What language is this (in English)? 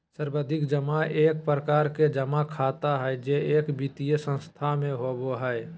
Magahi